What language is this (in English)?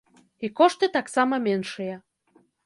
Belarusian